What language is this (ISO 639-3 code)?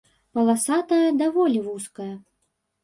bel